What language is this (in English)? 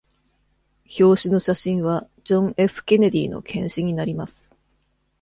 Japanese